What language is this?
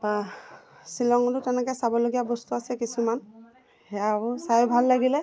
Assamese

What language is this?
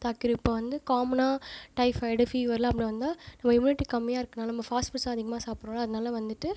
Tamil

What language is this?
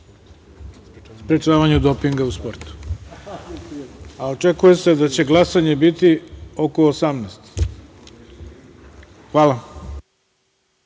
Serbian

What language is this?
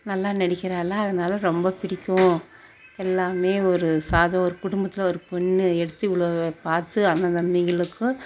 Tamil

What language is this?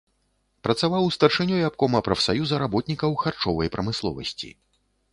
Belarusian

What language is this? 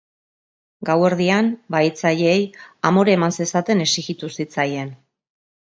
Basque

